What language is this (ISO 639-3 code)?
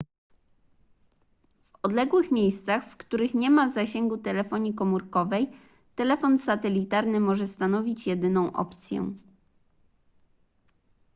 pol